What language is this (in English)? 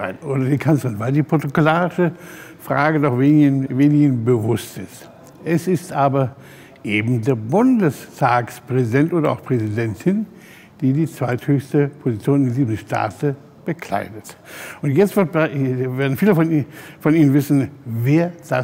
German